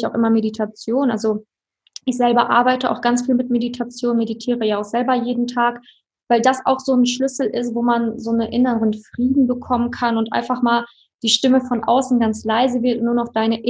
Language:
German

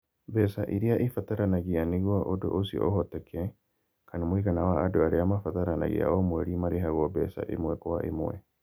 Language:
Kikuyu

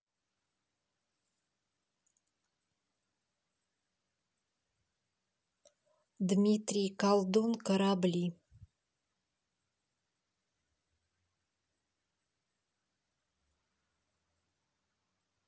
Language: Russian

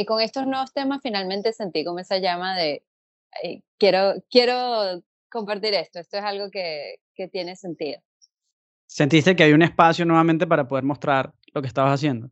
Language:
Spanish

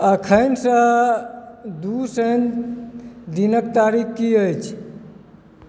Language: Maithili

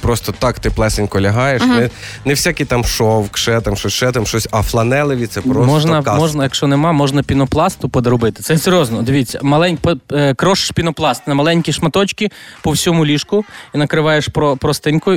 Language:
Ukrainian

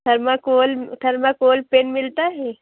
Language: Urdu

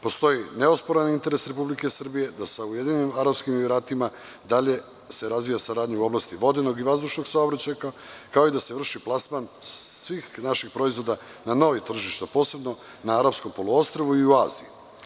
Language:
Serbian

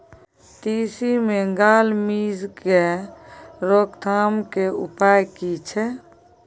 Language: Maithili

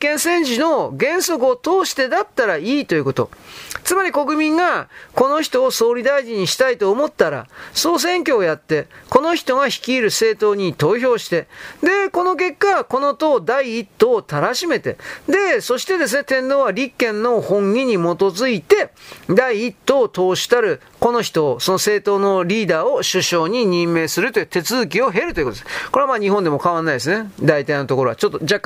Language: Japanese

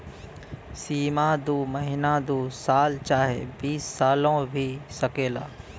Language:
Bhojpuri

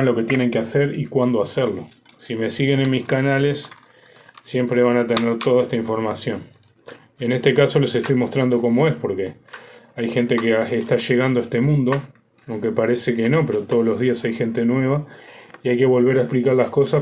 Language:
Spanish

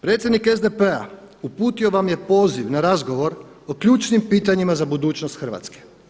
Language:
Croatian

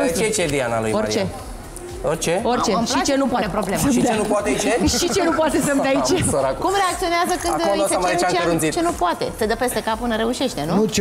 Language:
Romanian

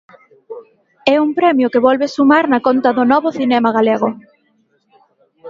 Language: Galician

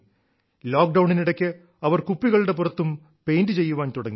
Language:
Malayalam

